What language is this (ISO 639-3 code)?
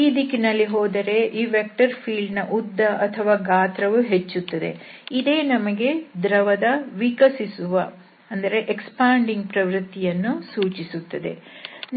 kan